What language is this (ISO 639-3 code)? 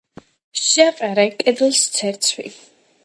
kat